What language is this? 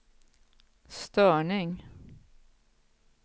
Swedish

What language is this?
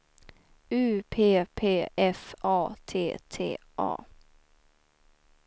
Swedish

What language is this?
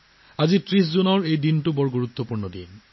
Assamese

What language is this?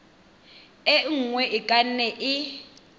Tswana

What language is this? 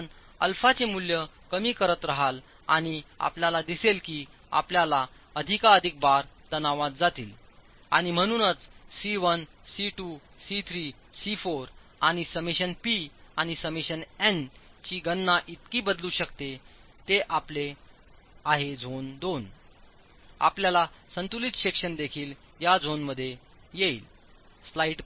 Marathi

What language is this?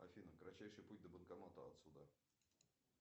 Russian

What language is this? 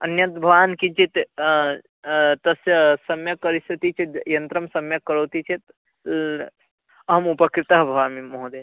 Sanskrit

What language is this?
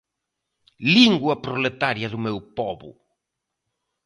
Galician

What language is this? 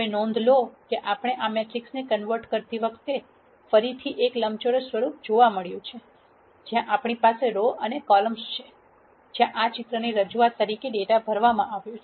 Gujarati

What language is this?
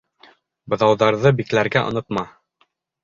Bashkir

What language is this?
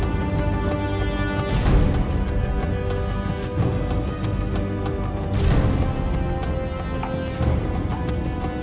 Indonesian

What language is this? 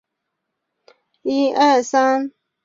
Chinese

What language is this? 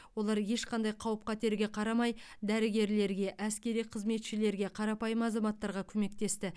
Kazakh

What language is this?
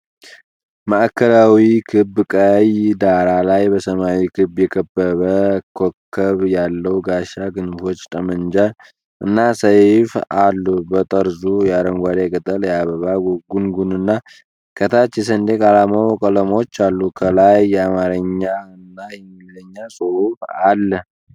Amharic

